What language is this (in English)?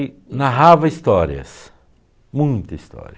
Portuguese